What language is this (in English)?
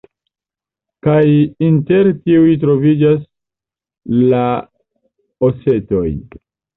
Esperanto